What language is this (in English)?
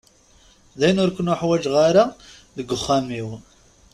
Kabyle